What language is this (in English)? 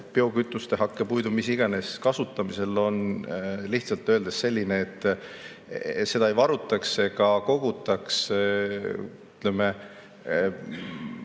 Estonian